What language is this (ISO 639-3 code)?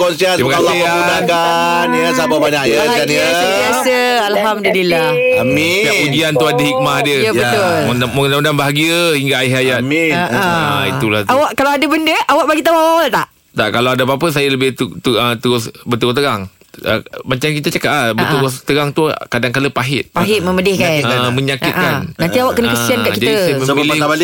msa